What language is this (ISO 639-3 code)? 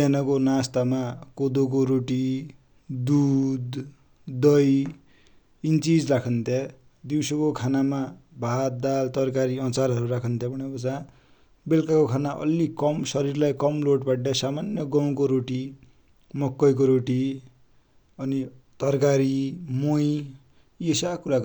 dty